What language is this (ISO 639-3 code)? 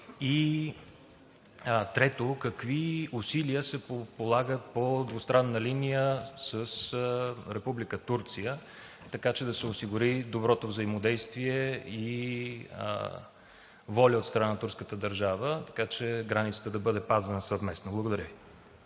bul